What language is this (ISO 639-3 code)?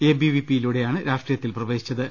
mal